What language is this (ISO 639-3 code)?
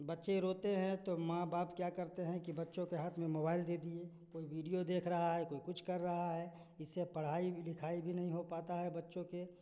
hin